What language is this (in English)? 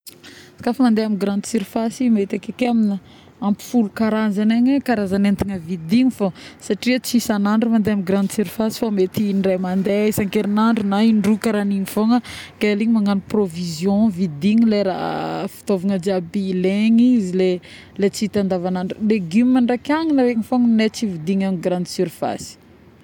Northern Betsimisaraka Malagasy